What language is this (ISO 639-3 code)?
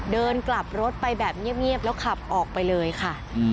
tha